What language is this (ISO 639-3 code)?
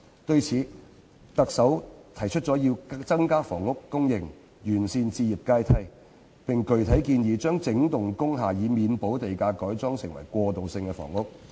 yue